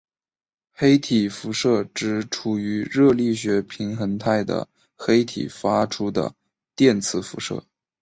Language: Chinese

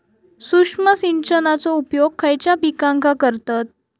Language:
Marathi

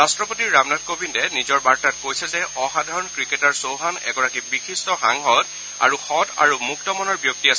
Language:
Assamese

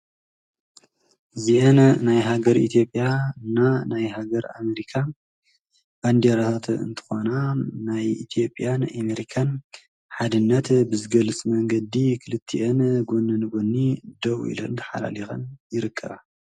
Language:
Tigrinya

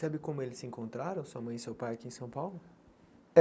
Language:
Portuguese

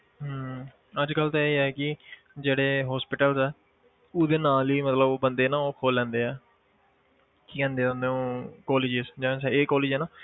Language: Punjabi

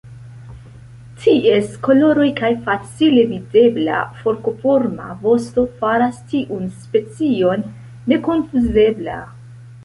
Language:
Esperanto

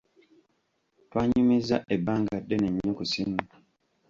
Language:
Ganda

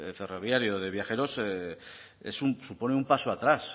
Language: Spanish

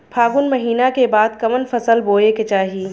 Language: Bhojpuri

